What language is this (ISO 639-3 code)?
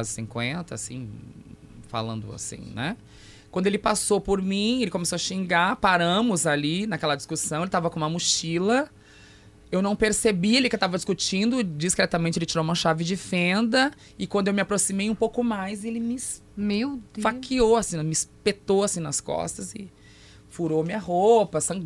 por